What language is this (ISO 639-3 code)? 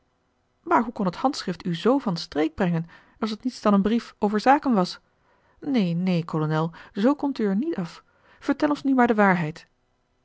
nld